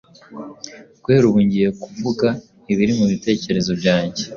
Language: Kinyarwanda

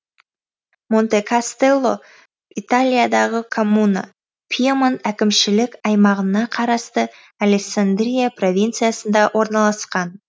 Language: Kazakh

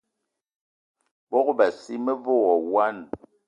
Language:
Eton (Cameroon)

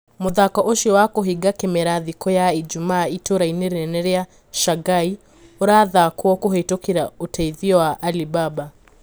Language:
Kikuyu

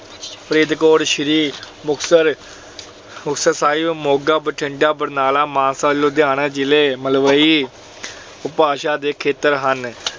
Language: Punjabi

